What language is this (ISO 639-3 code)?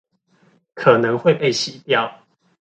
zho